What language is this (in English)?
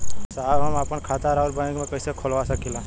Bhojpuri